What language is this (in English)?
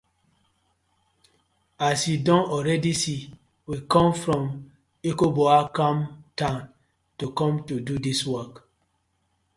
Nigerian Pidgin